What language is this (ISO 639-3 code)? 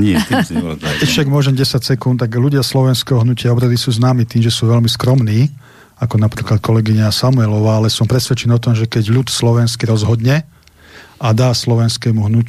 slk